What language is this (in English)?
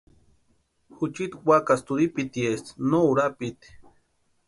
Western Highland Purepecha